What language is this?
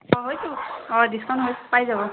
Assamese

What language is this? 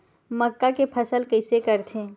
Chhattisgarhi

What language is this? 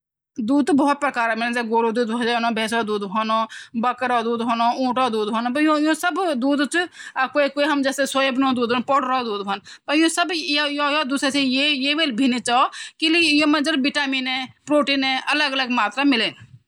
Garhwali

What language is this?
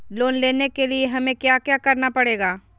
Magahi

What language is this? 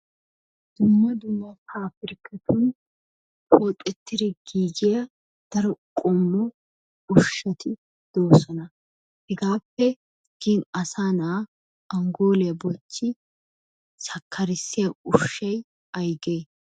Wolaytta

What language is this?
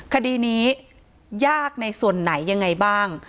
Thai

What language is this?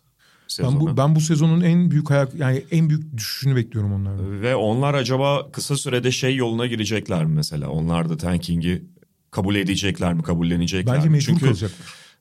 Turkish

